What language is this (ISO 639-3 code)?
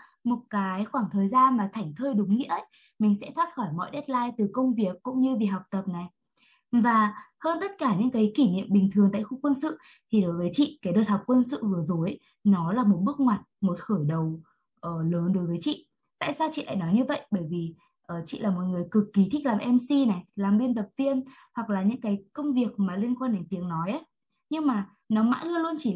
vie